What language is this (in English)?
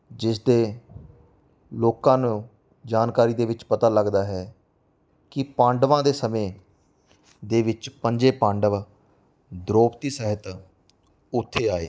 Punjabi